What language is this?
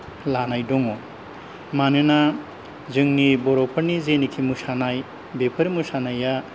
Bodo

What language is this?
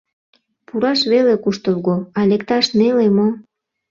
Mari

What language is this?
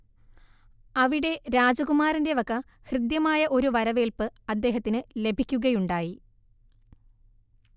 Malayalam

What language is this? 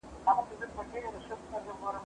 Pashto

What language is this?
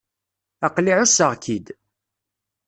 Kabyle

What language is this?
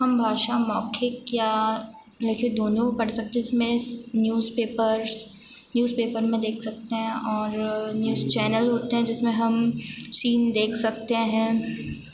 Hindi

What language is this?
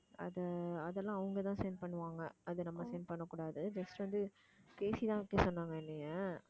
Tamil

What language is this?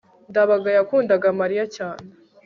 Kinyarwanda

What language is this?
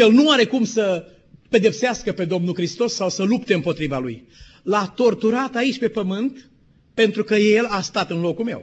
Romanian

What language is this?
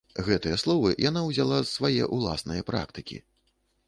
Belarusian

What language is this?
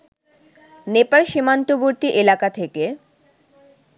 Bangla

